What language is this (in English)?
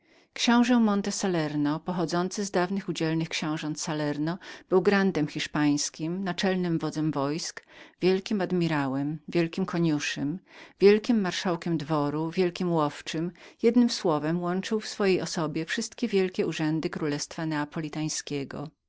Polish